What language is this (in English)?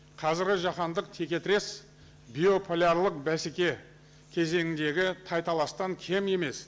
Kazakh